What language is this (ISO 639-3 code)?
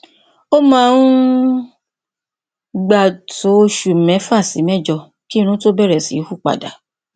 yor